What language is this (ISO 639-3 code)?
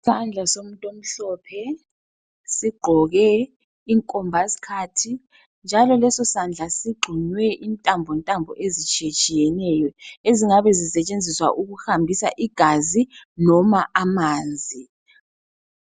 nde